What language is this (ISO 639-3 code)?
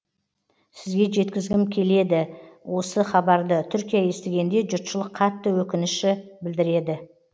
kaz